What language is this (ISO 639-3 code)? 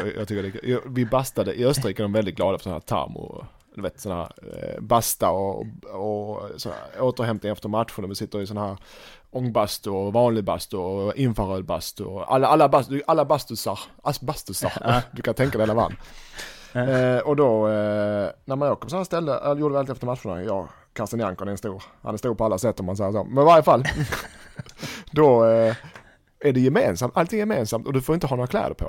swe